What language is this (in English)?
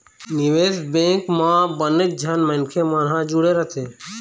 Chhattisgarhi